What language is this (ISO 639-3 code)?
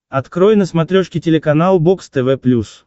rus